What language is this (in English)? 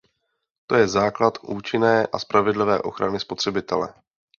Czech